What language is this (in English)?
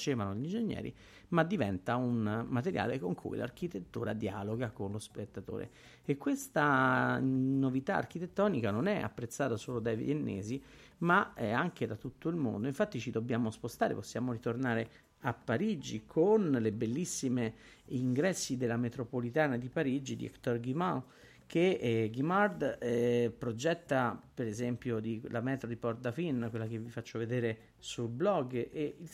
Italian